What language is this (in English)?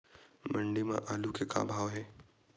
Chhattisgarhi